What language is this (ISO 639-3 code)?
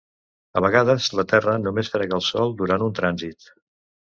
cat